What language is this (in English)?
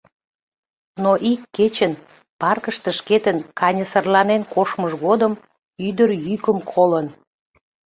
Mari